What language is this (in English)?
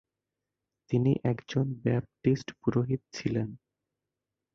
Bangla